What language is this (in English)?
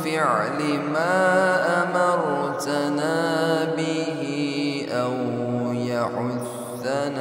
Arabic